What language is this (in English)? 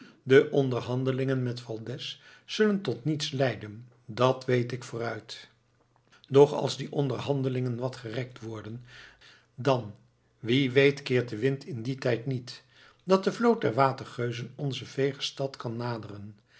Dutch